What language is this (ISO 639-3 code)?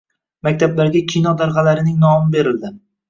uzb